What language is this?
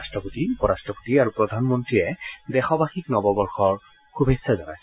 Assamese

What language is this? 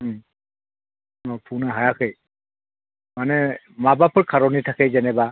Bodo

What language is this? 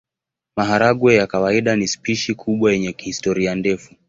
Swahili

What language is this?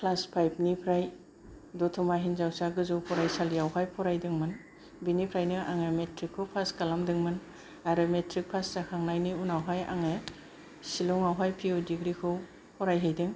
Bodo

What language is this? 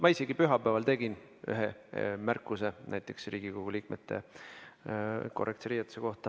Estonian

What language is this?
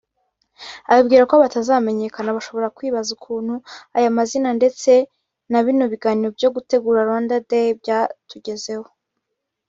Kinyarwanda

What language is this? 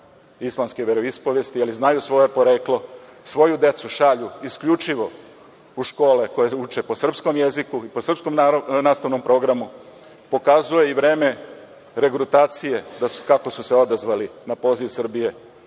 Serbian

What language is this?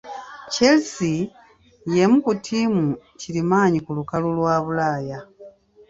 Ganda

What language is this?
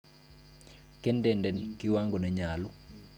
Kalenjin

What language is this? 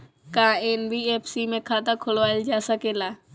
Bhojpuri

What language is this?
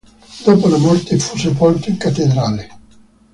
Italian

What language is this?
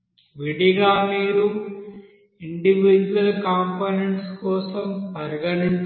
Telugu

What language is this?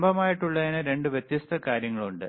Malayalam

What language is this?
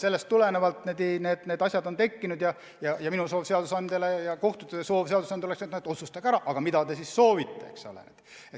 Estonian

